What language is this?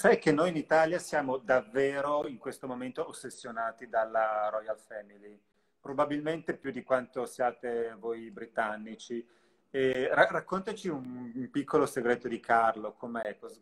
Italian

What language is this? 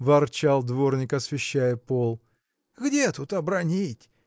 Russian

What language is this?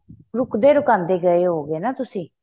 Punjabi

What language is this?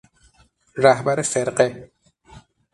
Persian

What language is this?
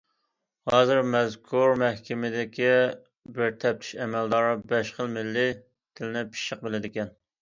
Uyghur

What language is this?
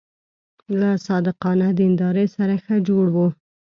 Pashto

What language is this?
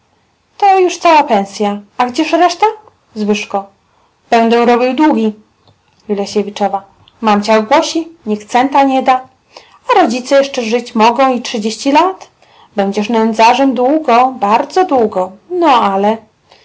Polish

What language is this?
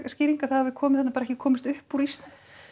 Icelandic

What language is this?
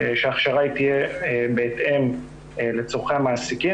Hebrew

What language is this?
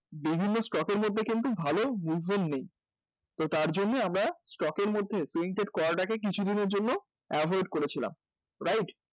Bangla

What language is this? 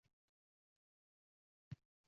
Uzbek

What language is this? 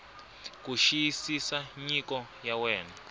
Tsonga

